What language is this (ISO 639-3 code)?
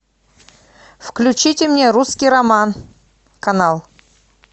rus